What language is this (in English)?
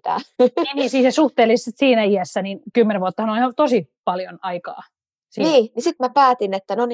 Finnish